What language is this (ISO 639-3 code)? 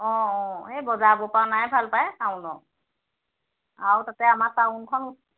asm